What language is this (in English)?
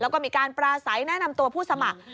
Thai